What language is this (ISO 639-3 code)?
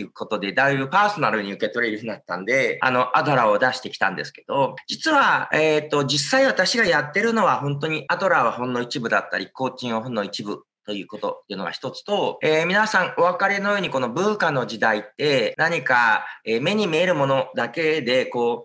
jpn